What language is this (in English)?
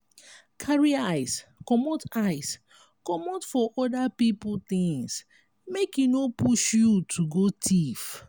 Nigerian Pidgin